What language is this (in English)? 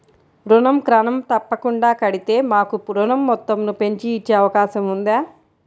Telugu